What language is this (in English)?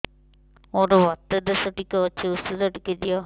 Odia